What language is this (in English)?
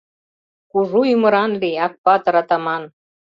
Mari